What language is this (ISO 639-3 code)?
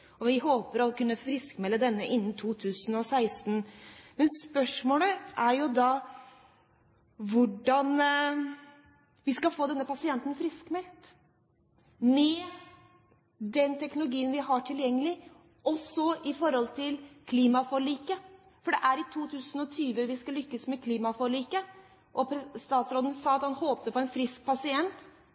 nob